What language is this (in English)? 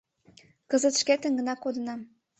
Mari